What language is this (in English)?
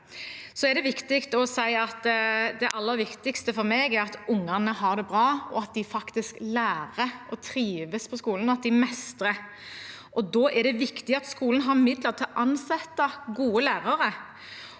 Norwegian